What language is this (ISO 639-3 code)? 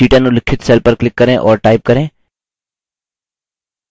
hin